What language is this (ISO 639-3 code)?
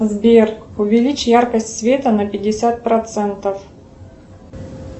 rus